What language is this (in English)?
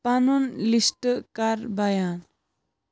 Kashmiri